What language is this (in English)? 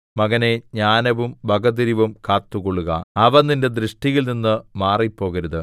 Malayalam